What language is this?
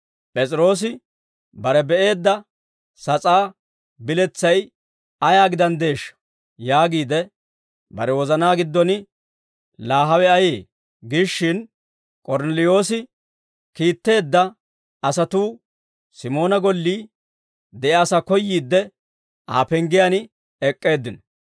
Dawro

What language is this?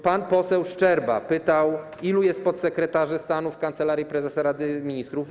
Polish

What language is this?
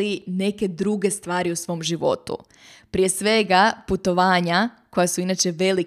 Croatian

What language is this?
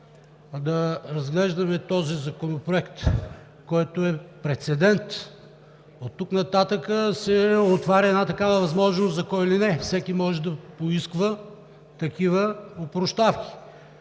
Bulgarian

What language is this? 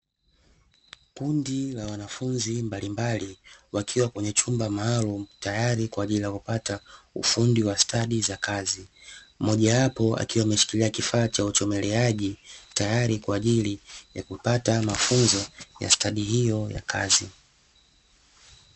Swahili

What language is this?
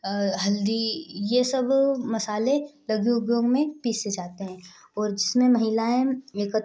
Hindi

